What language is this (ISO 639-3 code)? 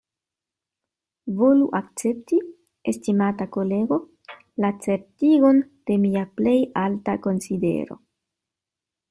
epo